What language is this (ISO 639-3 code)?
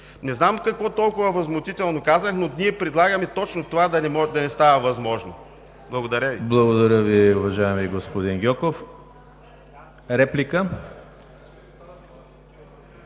bul